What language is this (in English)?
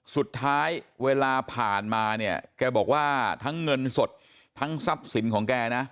Thai